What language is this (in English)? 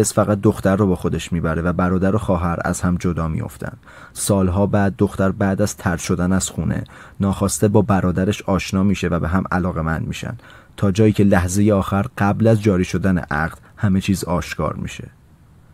Persian